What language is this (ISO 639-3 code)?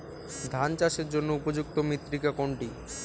ben